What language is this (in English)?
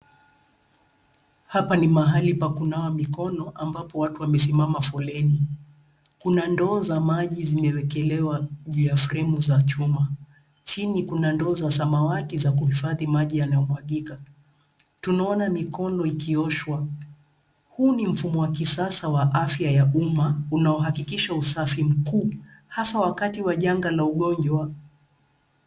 Swahili